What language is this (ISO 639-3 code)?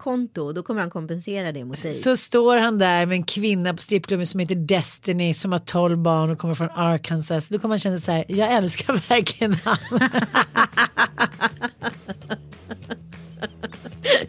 swe